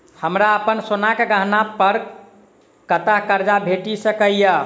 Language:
Maithili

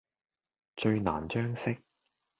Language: Cantonese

